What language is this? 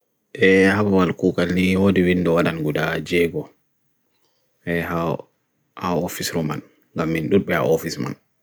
Bagirmi Fulfulde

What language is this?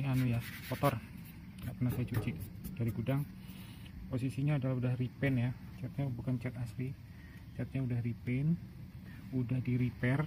Indonesian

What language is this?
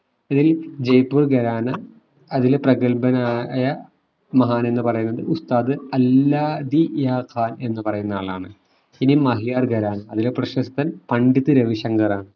Malayalam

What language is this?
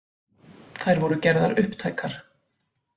Icelandic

